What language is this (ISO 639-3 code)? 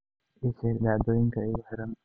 som